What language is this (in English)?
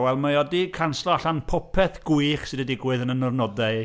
Welsh